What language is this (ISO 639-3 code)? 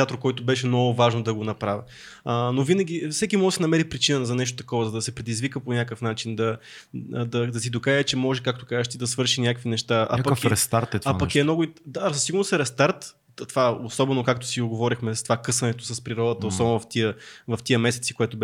bul